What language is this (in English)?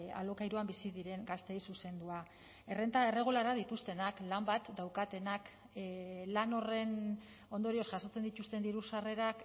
Basque